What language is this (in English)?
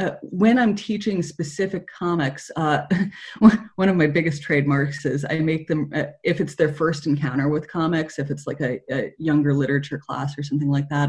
English